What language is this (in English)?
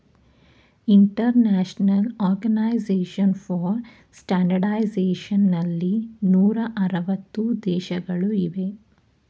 Kannada